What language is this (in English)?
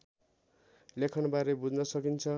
Nepali